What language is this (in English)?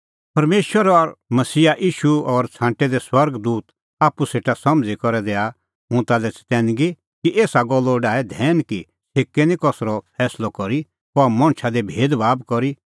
Kullu Pahari